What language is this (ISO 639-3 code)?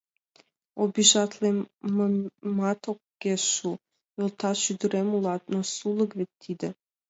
chm